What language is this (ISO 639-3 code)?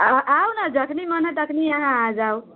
mai